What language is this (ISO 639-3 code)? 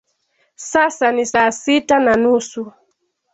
swa